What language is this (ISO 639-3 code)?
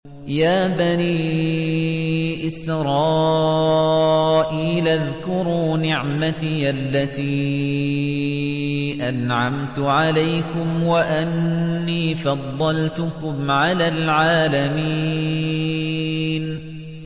ara